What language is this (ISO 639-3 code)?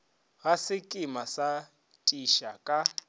nso